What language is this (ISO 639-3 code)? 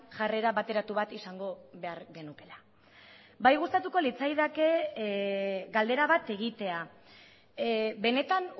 eus